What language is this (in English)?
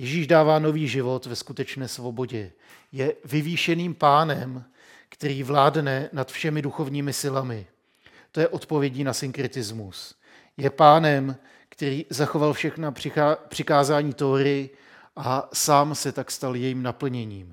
Czech